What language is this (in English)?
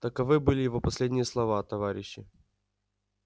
Russian